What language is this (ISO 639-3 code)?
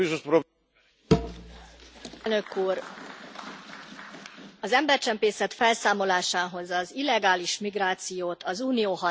hun